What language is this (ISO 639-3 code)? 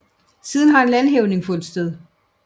dan